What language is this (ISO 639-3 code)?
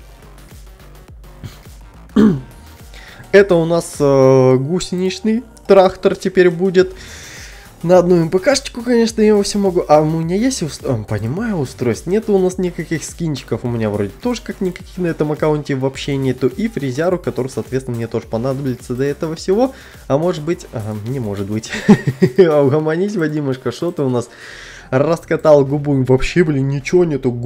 rus